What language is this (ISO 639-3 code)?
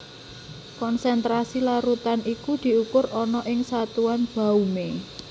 jav